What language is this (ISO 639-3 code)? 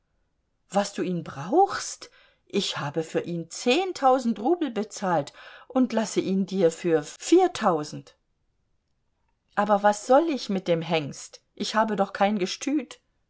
deu